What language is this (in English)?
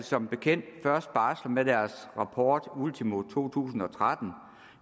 Danish